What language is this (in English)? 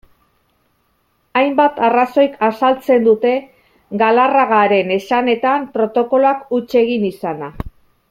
Basque